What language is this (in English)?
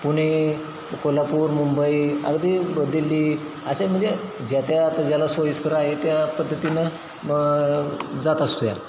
Marathi